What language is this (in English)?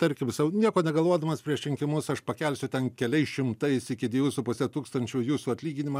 Lithuanian